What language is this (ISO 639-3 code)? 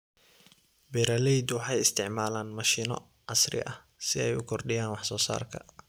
som